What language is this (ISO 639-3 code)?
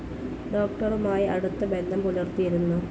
mal